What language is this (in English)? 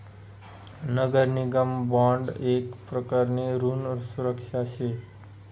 Marathi